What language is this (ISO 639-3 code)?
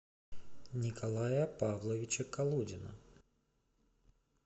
rus